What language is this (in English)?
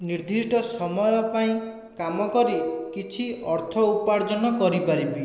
Odia